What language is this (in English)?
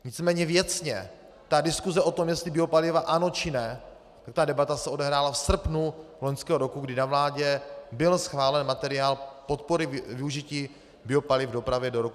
Czech